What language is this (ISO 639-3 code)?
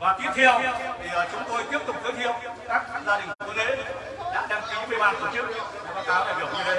vie